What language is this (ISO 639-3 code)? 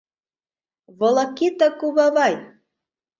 chm